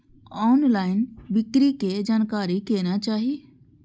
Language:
Maithili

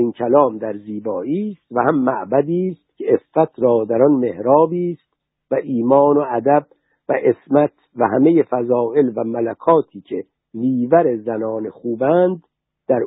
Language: Persian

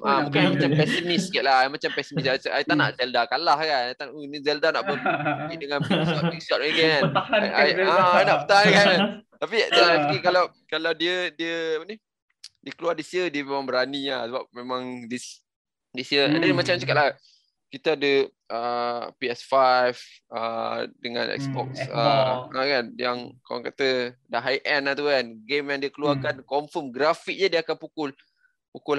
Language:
Malay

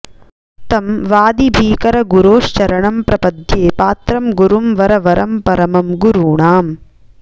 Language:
Sanskrit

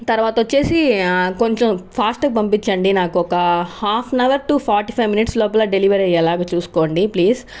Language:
Telugu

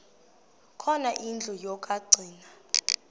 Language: Xhosa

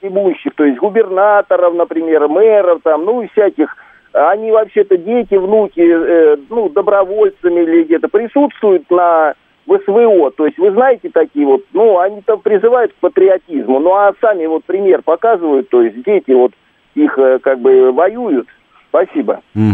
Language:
Russian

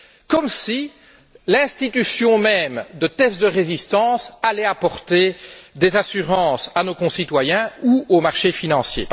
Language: French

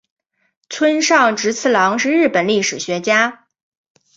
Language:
Chinese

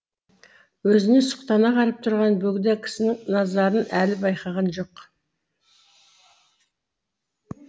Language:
Kazakh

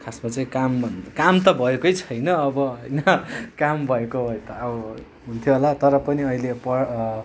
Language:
Nepali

